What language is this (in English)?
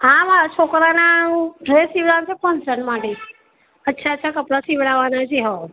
Gujarati